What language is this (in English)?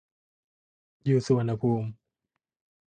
Thai